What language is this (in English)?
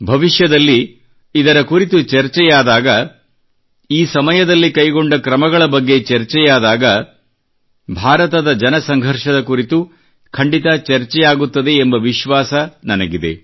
Kannada